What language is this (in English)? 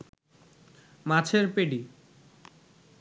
Bangla